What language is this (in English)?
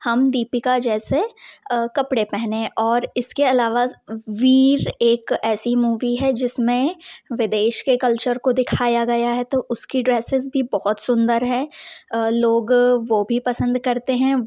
Hindi